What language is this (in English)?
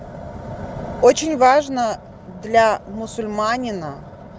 Russian